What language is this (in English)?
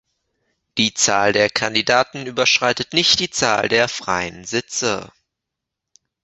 German